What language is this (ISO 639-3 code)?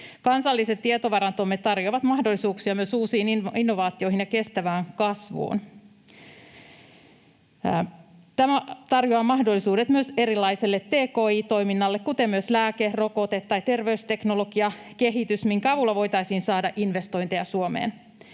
fin